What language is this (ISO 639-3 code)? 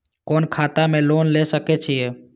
mai